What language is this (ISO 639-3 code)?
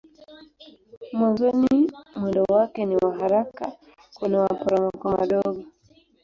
swa